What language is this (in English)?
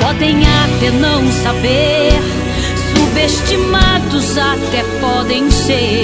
Portuguese